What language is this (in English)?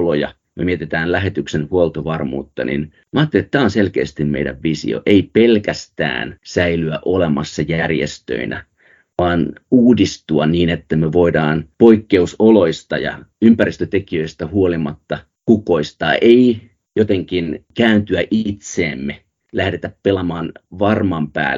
Finnish